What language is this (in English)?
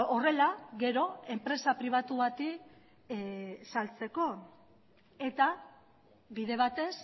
Basque